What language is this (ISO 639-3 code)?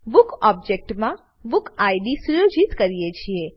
guj